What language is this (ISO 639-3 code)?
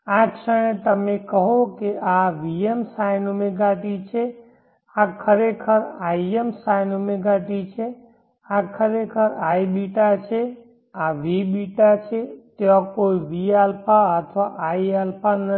guj